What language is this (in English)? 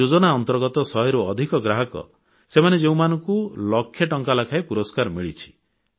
Odia